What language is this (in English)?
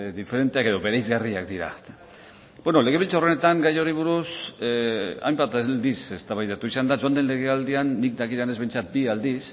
Basque